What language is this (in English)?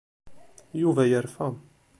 Kabyle